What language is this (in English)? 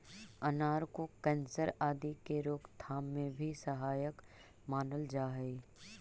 Magahi